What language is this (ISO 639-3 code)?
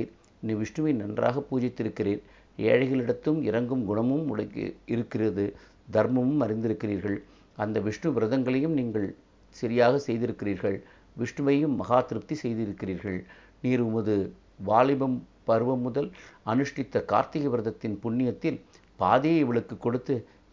tam